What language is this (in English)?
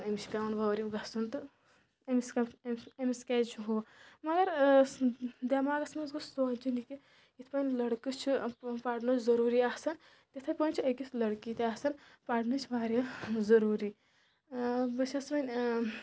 Kashmiri